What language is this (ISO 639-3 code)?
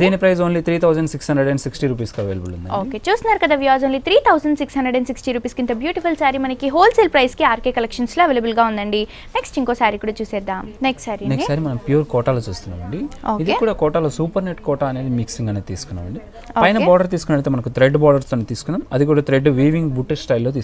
tel